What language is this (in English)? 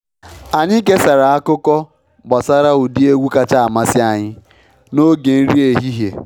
Igbo